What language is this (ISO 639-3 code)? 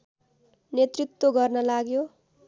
nep